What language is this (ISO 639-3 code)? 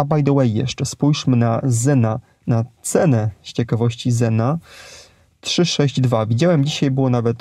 pol